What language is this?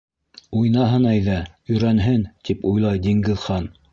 Bashkir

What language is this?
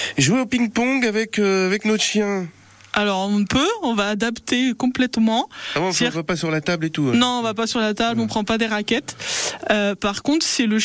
French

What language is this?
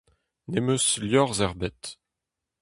Breton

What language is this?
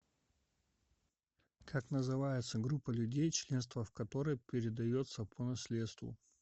Russian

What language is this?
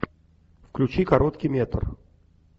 Russian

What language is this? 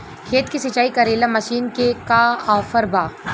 Bhojpuri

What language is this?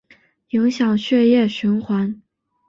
Chinese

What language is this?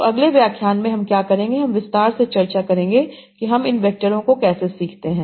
Hindi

